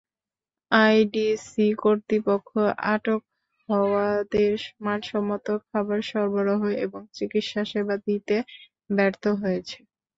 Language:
Bangla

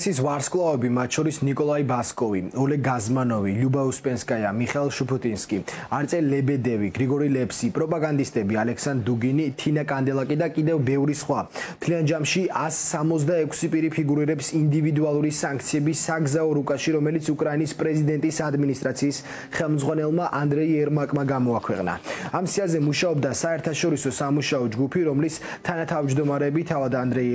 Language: Romanian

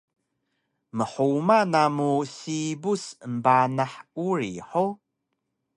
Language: Taroko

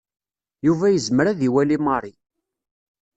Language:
Kabyle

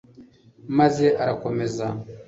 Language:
Kinyarwanda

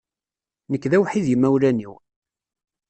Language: Kabyle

